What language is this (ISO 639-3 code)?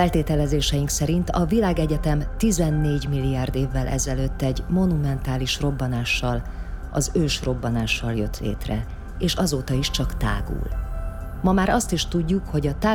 hun